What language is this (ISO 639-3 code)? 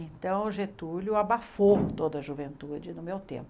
por